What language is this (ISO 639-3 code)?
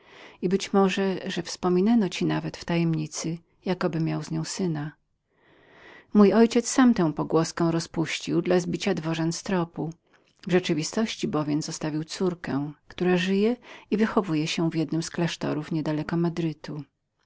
pol